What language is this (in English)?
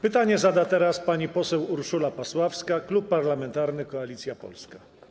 Polish